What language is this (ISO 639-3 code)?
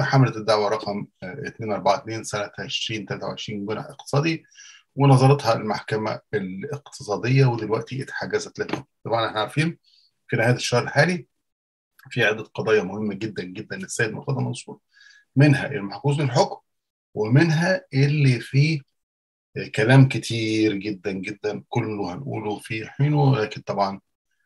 ara